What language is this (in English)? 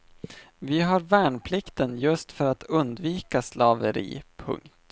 Swedish